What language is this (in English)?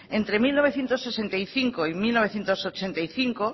Spanish